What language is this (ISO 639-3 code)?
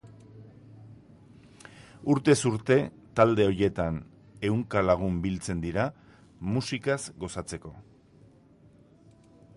eus